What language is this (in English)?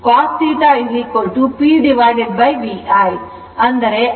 Kannada